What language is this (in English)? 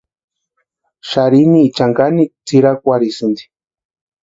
Western Highland Purepecha